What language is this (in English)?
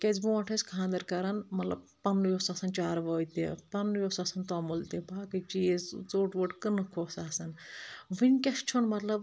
Kashmiri